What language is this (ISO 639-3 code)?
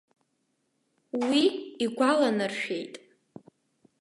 abk